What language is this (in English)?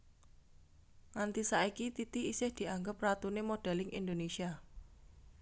Javanese